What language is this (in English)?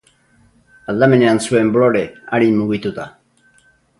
Basque